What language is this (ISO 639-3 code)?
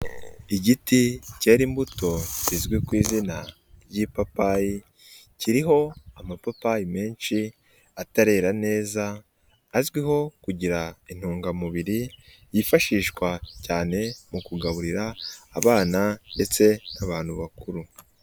kin